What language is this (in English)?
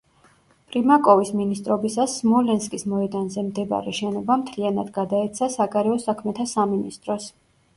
Georgian